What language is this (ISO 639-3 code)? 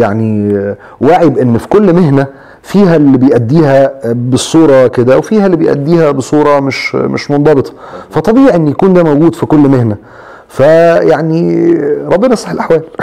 ara